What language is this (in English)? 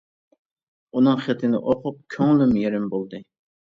Uyghur